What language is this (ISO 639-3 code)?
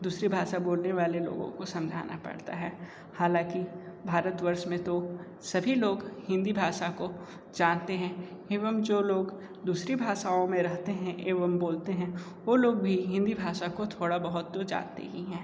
hin